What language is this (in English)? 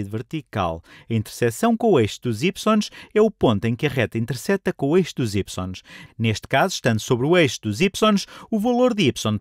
Portuguese